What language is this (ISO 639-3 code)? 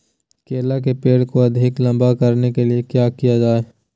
mag